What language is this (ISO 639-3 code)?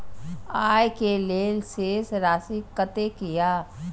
mai